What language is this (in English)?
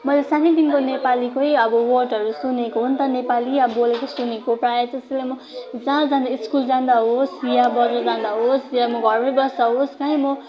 Nepali